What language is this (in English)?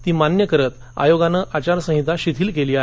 Marathi